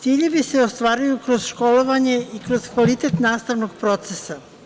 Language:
Serbian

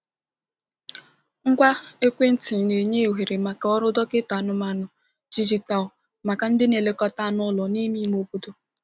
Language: Igbo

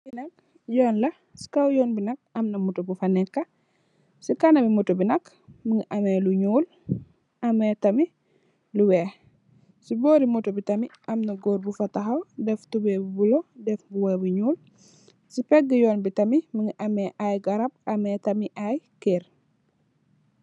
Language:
Wolof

